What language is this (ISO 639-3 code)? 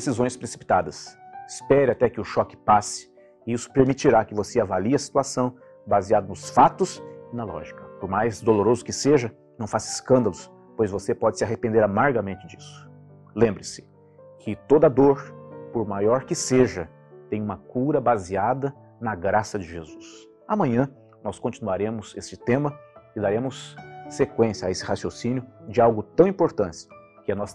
por